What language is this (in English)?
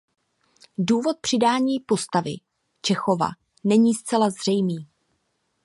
Czech